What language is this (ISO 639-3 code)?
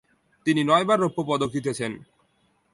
ben